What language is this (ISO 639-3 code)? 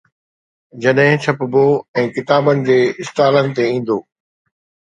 snd